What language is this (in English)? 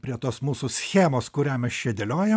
Lithuanian